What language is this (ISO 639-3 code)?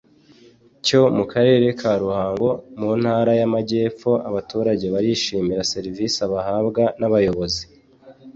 kin